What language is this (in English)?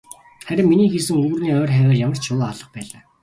Mongolian